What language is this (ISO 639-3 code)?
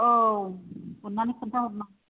brx